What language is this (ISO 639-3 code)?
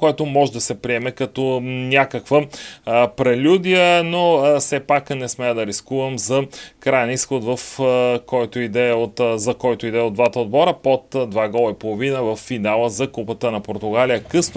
bul